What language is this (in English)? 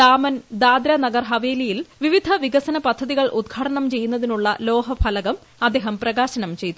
Malayalam